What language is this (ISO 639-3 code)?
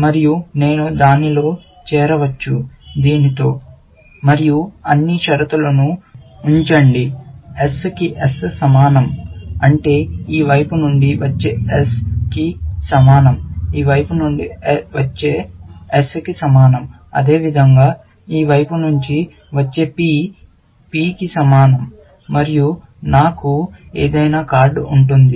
tel